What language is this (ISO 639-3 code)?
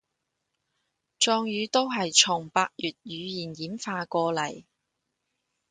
yue